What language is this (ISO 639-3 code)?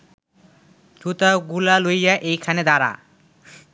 ben